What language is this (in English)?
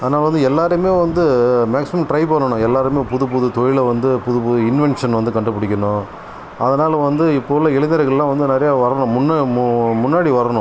Tamil